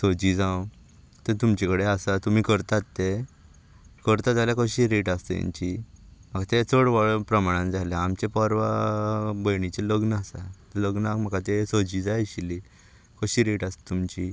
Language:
Konkani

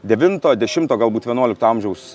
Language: Lithuanian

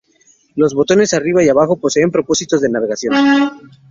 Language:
Spanish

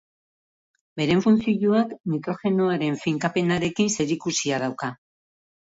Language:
Basque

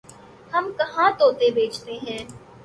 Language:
Urdu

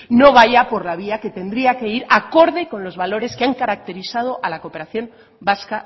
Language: Spanish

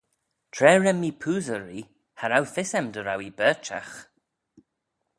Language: Manx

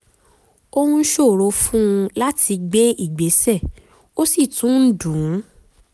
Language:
Yoruba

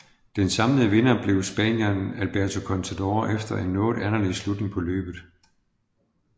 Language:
Danish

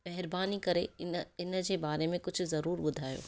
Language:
Sindhi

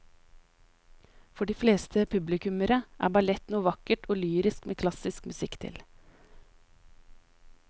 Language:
Norwegian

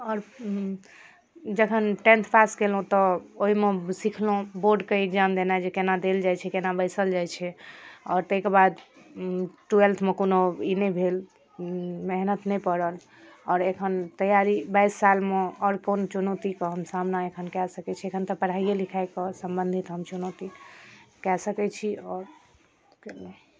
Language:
Maithili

